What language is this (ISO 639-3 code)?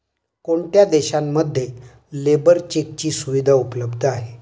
mar